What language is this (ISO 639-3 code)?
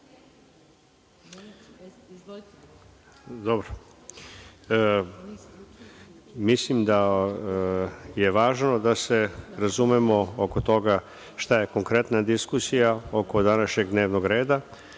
srp